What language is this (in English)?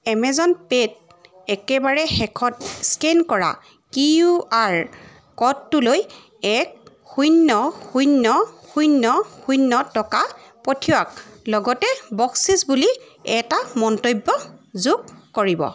Assamese